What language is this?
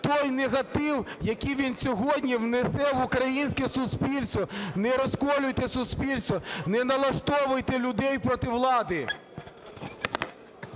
Ukrainian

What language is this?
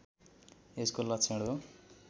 Nepali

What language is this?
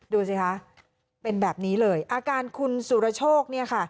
Thai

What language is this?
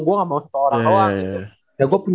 Indonesian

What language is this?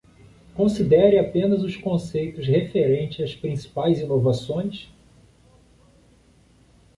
Portuguese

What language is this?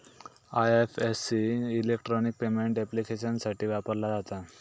Marathi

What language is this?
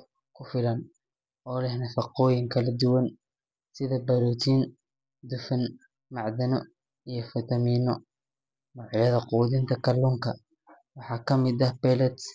Somali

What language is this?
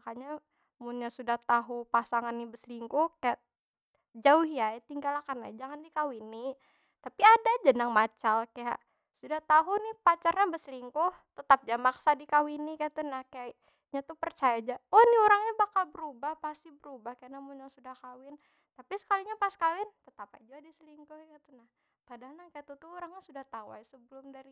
Banjar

